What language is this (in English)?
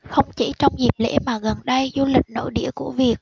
Vietnamese